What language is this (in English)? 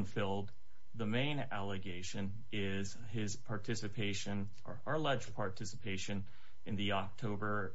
English